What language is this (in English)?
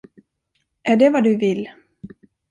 Swedish